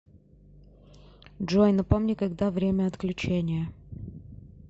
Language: Russian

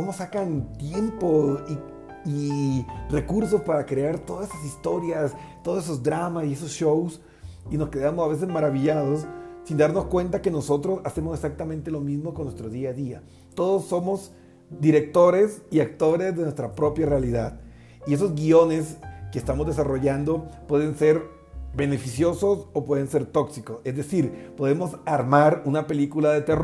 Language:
Spanish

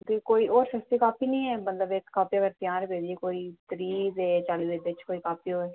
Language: Dogri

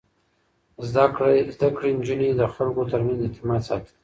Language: Pashto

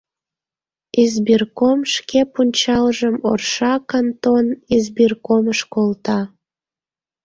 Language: Mari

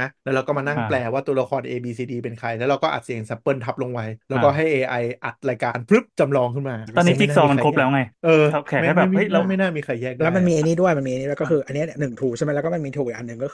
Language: Thai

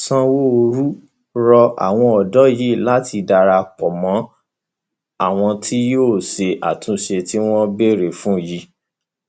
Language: Yoruba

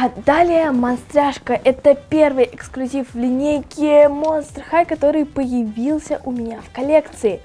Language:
Russian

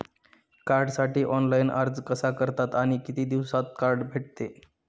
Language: Marathi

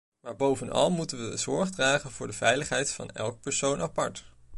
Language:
Dutch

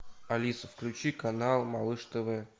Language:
Russian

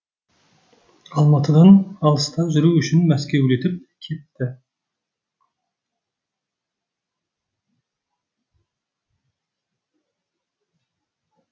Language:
Kazakh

